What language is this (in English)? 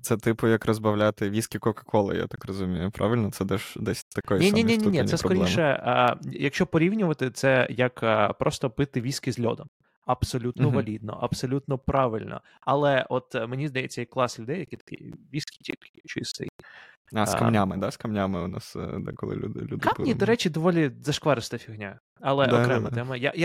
Ukrainian